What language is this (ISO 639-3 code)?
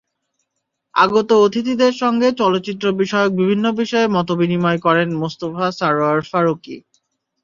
ben